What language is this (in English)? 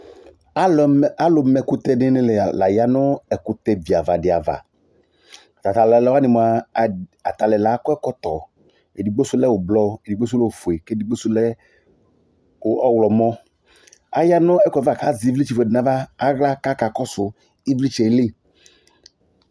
Ikposo